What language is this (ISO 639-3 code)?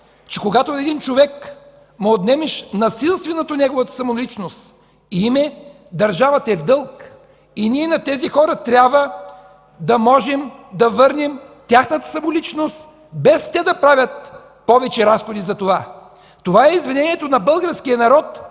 bul